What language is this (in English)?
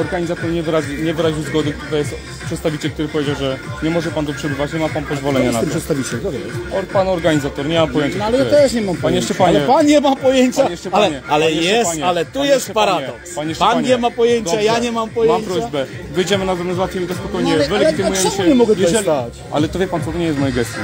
Polish